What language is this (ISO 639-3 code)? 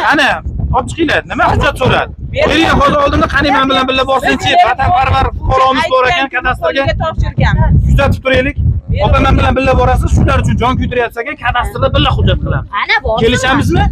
tur